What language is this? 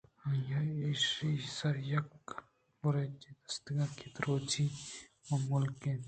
Eastern Balochi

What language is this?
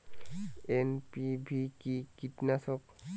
Bangla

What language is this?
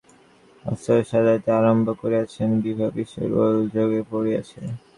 Bangla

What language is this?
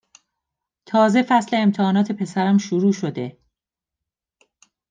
Persian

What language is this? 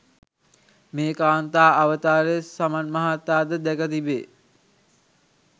Sinhala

